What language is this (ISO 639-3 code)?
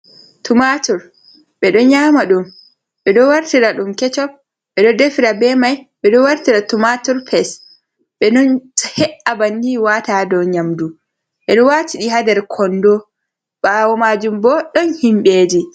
ful